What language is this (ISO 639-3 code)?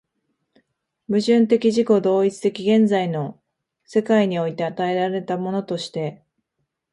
jpn